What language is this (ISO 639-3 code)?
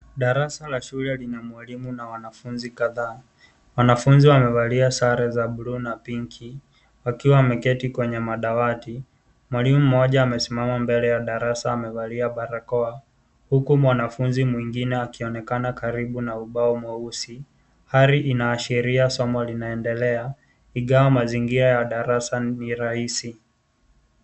swa